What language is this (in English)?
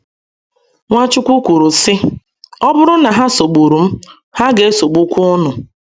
Igbo